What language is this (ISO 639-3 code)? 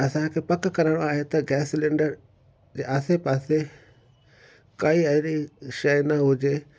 snd